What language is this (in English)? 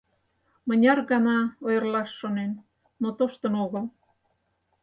Mari